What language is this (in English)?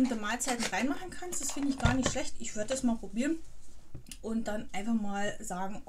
German